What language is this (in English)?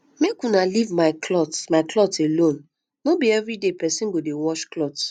Nigerian Pidgin